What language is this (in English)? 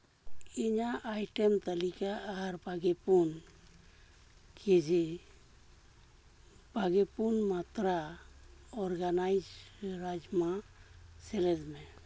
Santali